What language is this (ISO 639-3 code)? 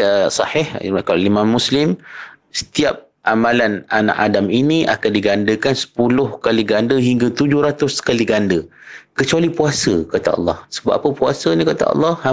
msa